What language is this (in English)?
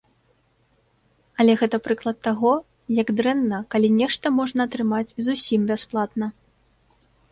Belarusian